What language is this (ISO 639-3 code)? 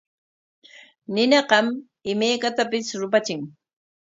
qwa